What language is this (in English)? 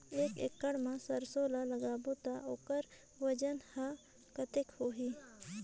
Chhattisgarhi